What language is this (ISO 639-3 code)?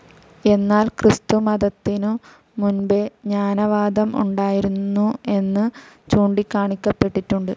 mal